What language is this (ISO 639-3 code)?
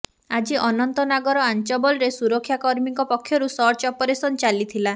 ori